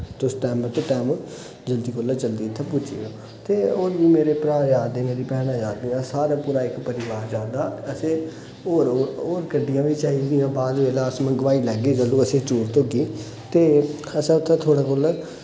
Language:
Dogri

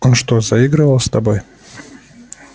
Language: Russian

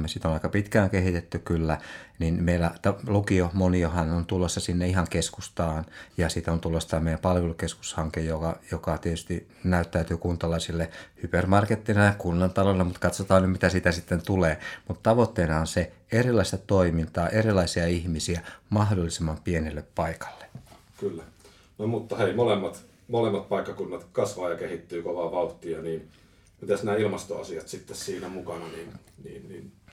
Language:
Finnish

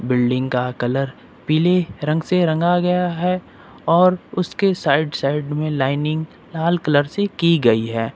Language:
Hindi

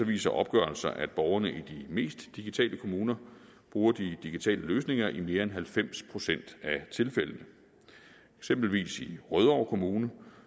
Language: Danish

